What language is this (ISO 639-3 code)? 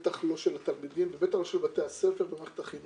heb